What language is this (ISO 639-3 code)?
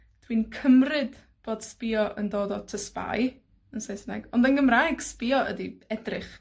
cym